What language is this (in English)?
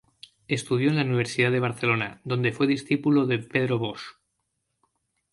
Spanish